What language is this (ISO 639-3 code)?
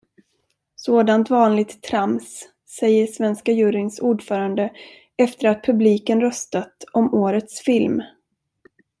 swe